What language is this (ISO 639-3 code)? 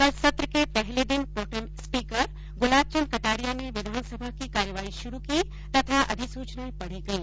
hin